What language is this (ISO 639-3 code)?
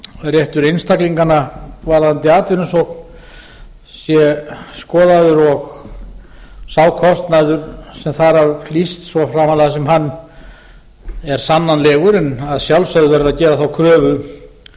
isl